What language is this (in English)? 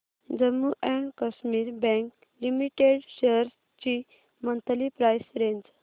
Marathi